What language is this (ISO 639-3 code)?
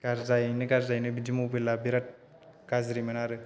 brx